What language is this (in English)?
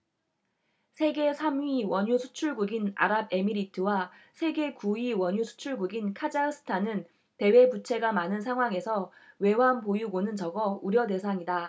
Korean